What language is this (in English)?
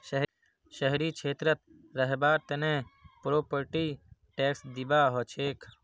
Magahi